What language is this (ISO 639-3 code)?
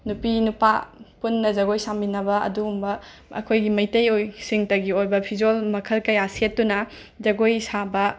mni